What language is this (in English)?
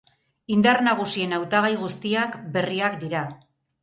Basque